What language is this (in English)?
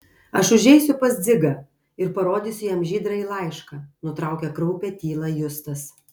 Lithuanian